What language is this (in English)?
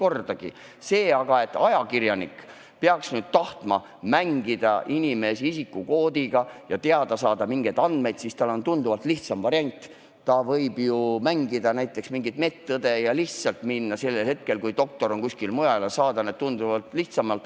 Estonian